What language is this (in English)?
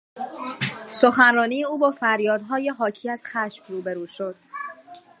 Persian